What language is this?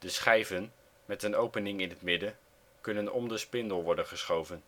Dutch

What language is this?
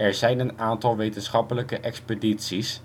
Dutch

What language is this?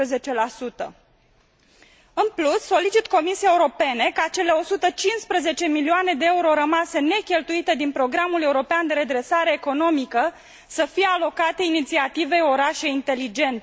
Romanian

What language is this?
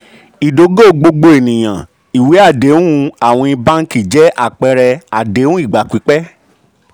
Yoruba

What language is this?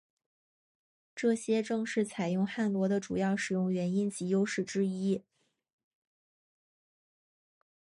Chinese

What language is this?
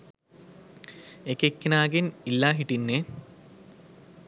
Sinhala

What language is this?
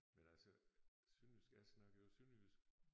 Danish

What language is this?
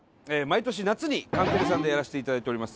Japanese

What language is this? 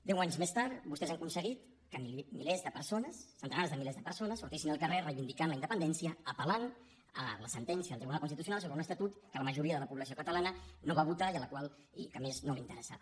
Catalan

